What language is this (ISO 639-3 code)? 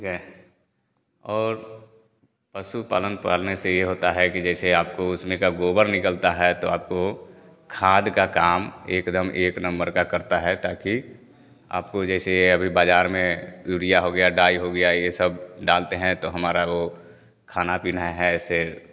hin